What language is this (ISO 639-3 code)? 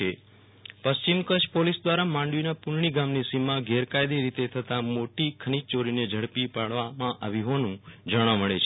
guj